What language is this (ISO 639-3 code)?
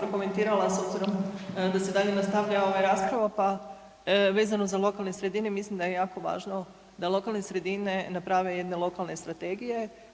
hrv